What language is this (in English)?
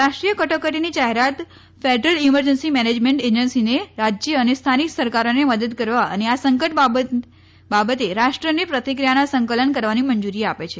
Gujarati